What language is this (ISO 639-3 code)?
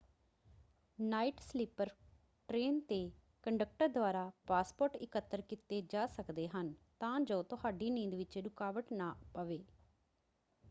pan